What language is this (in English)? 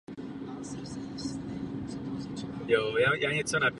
Czech